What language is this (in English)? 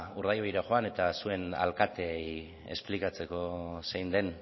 Basque